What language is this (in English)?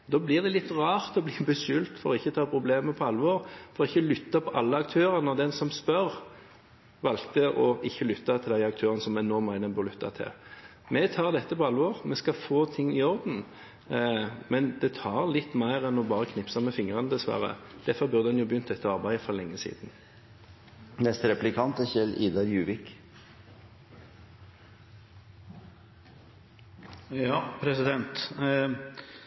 Norwegian Bokmål